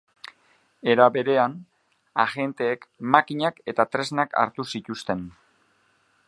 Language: Basque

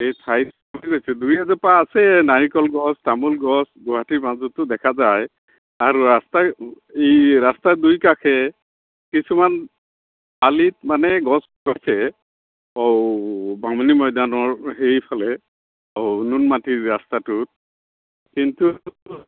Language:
Assamese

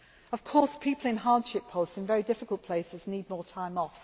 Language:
English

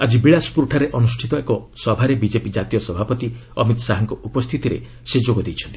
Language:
Odia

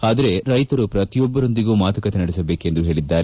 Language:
Kannada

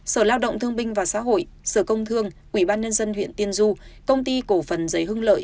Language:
Vietnamese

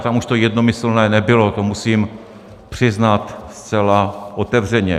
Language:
Czech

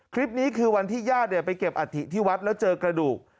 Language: Thai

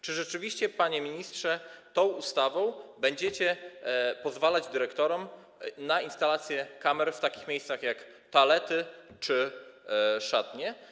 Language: Polish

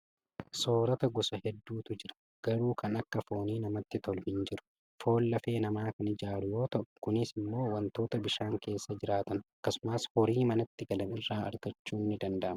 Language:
Oromo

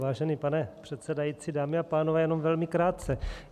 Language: Czech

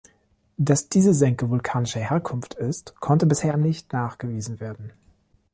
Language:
German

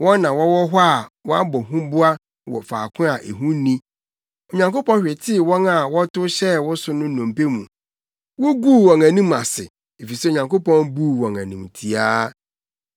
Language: Akan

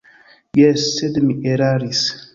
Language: Esperanto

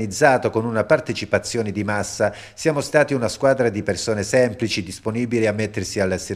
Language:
Italian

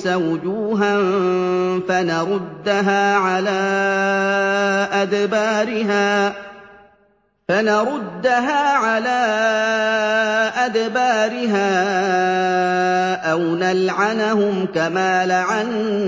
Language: Arabic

